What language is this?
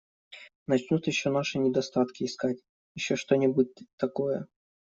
Russian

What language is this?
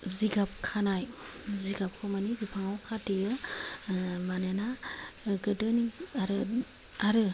Bodo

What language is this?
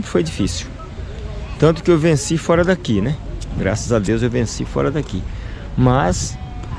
Portuguese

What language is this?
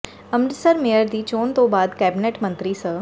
Punjabi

